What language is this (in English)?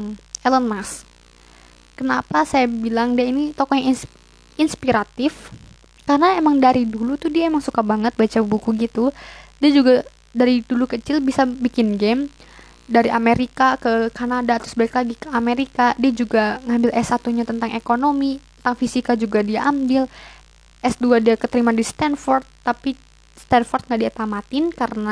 Indonesian